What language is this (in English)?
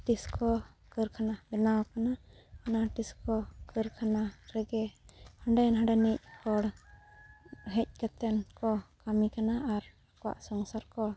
Santali